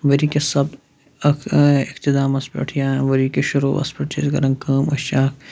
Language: Kashmiri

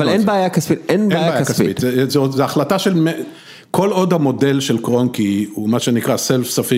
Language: Hebrew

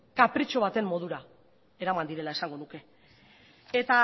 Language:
Basque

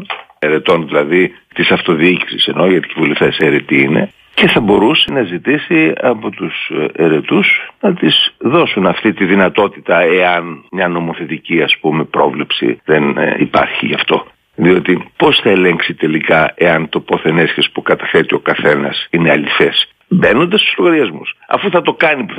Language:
Greek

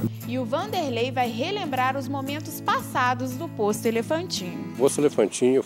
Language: Portuguese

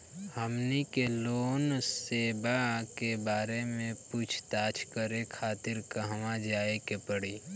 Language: Bhojpuri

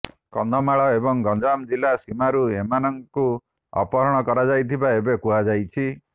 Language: Odia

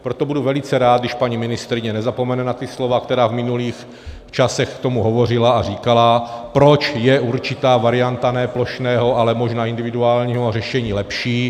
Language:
Czech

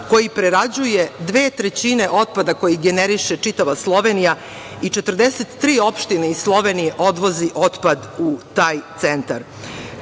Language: Serbian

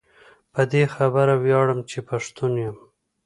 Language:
Pashto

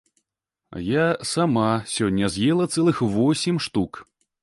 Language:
Belarusian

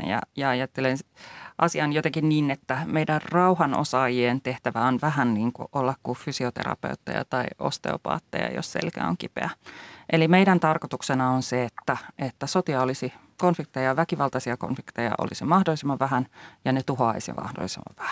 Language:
Finnish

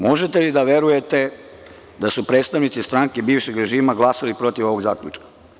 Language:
Serbian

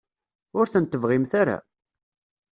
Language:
Kabyle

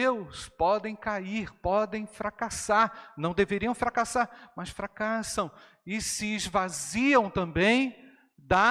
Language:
Portuguese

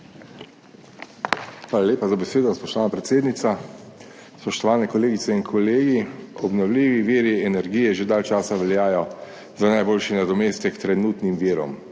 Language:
Slovenian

